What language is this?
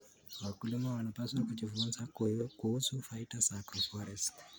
Kalenjin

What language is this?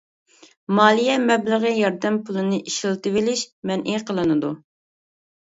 Uyghur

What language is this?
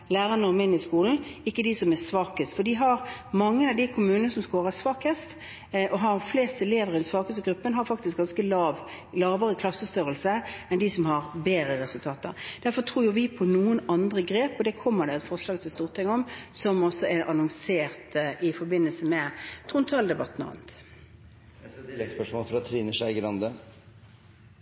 Norwegian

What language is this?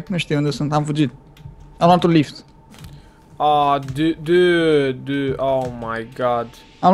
Romanian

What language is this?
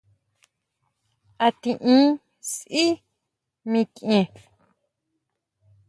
Huautla Mazatec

